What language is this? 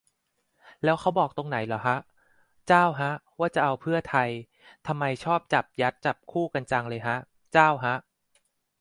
Thai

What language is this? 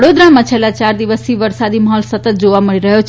Gujarati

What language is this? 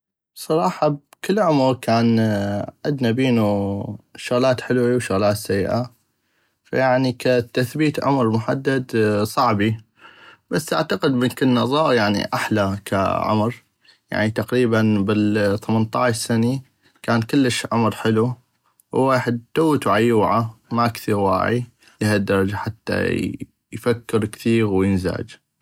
North Mesopotamian Arabic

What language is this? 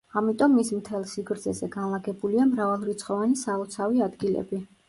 Georgian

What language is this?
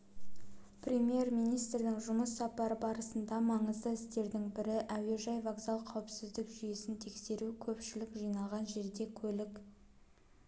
Kazakh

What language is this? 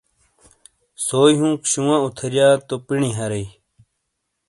Shina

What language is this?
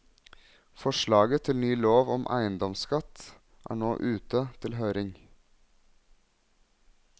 Norwegian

